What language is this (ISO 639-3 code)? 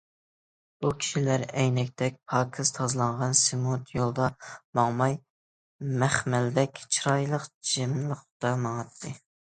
uig